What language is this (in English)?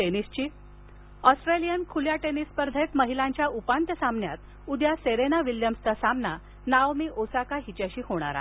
Marathi